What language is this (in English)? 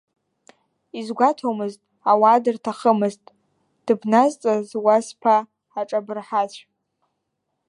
Abkhazian